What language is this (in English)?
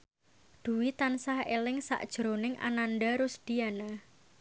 Javanese